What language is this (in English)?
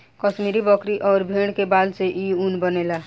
Bhojpuri